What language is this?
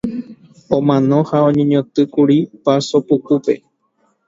Guarani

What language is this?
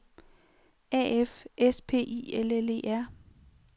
Danish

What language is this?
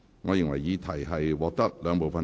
Cantonese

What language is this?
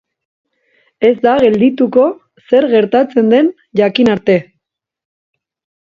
Basque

